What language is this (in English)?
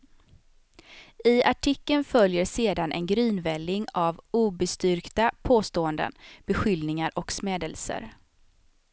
Swedish